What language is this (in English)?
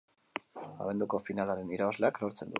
Basque